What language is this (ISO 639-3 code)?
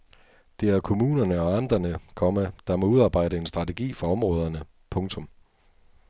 dan